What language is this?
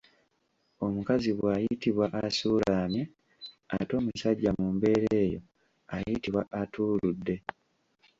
Ganda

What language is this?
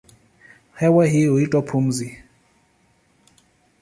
Swahili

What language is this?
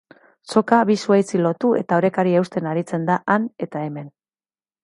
Basque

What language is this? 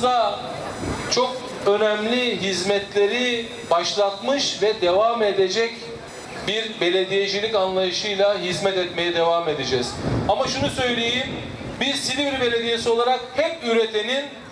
Turkish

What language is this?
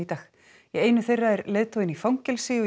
Icelandic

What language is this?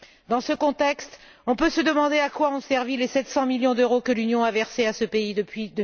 French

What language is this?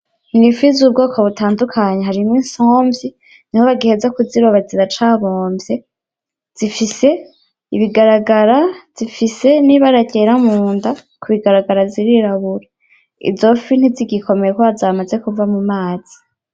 Rundi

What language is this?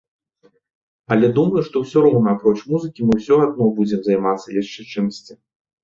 Belarusian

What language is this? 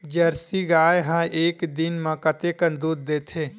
Chhattisgarhi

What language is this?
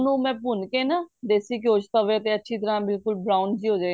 Punjabi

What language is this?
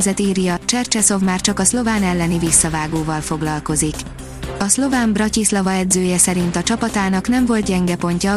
Hungarian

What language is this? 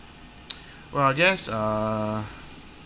English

